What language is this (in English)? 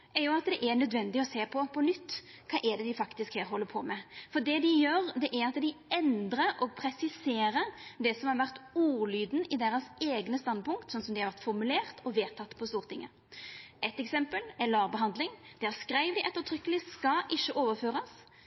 Norwegian Nynorsk